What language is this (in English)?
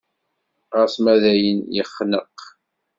Kabyle